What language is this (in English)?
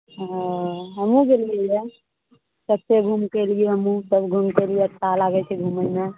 Maithili